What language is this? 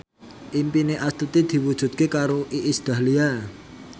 Javanese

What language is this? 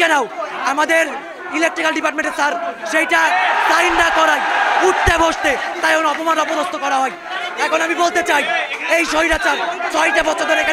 Bangla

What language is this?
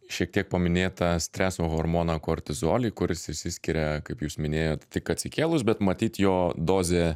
Lithuanian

